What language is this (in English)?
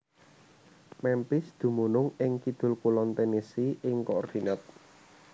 Javanese